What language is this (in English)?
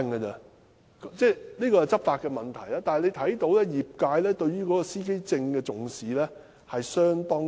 Cantonese